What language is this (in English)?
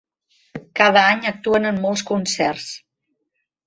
Catalan